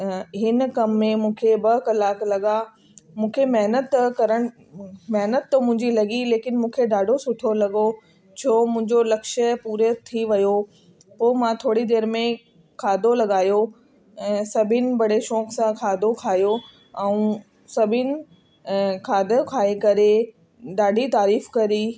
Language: Sindhi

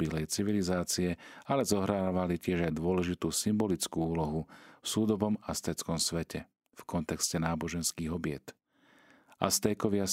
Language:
Slovak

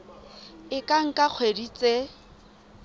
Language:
Southern Sotho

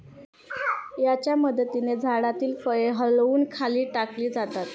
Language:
Marathi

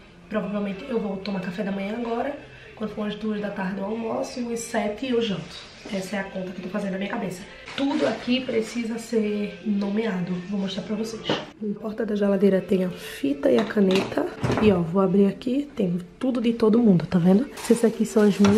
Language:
Portuguese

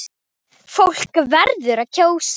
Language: Icelandic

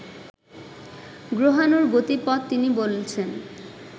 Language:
Bangla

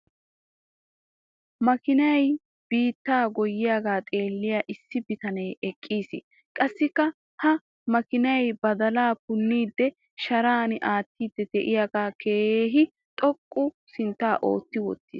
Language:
Wolaytta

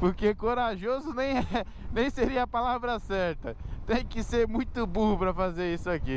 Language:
Portuguese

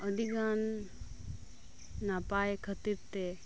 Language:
Santali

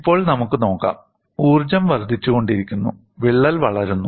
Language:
Malayalam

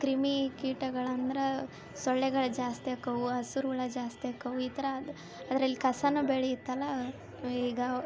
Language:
Kannada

